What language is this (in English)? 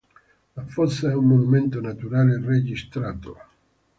Italian